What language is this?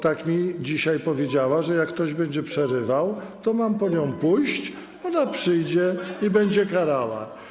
Polish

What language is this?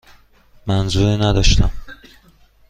Persian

